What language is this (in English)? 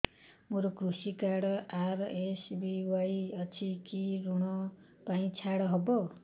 Odia